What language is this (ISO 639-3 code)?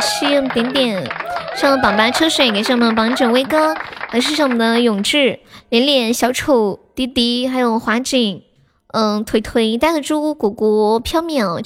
zho